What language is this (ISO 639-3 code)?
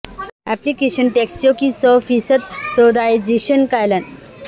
urd